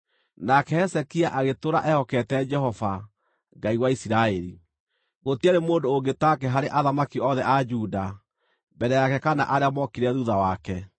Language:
Kikuyu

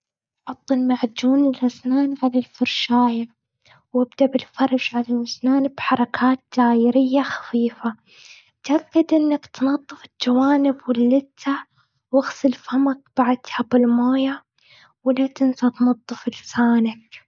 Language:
Gulf Arabic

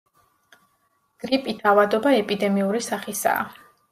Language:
Georgian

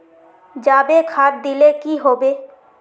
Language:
Magahi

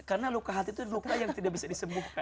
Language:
Indonesian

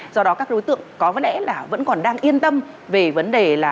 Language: Vietnamese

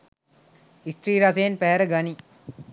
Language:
Sinhala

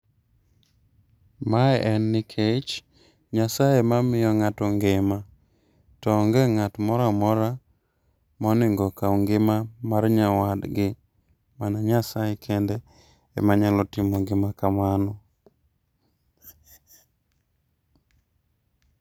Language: Luo (Kenya and Tanzania)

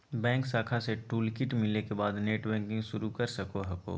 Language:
Magahi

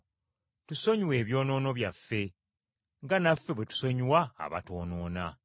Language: Ganda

